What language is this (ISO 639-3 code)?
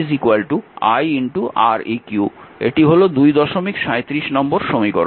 ben